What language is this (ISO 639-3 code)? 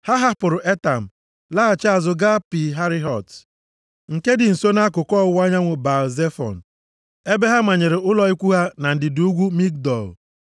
ibo